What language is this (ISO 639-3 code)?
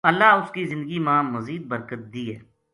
gju